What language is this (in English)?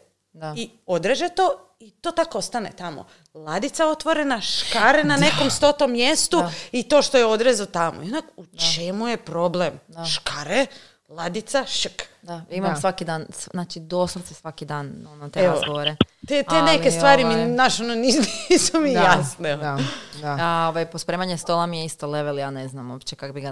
Croatian